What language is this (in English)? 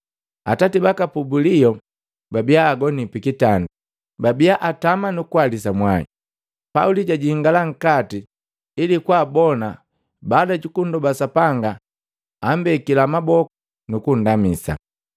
Matengo